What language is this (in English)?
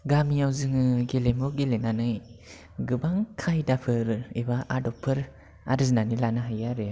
Bodo